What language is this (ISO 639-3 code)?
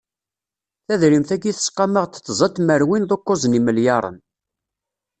kab